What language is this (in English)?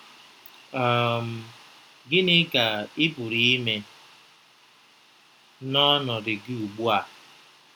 Igbo